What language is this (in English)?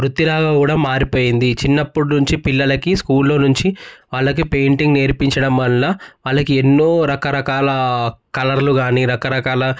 Telugu